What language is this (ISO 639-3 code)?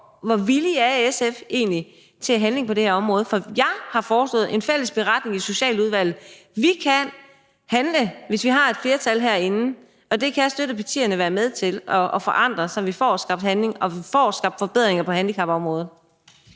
dan